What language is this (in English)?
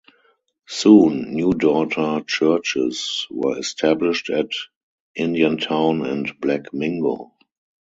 English